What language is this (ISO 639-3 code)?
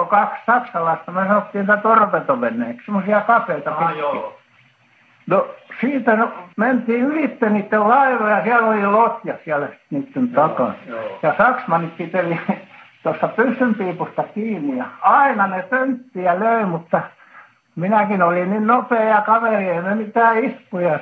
fin